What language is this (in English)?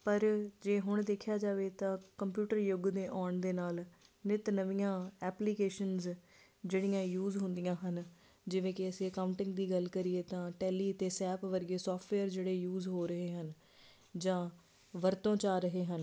Punjabi